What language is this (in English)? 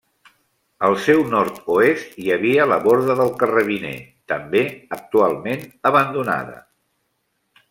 Catalan